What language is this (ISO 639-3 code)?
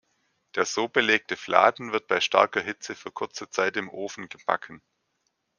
deu